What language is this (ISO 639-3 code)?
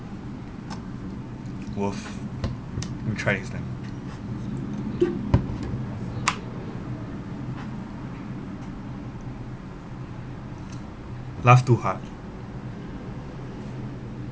eng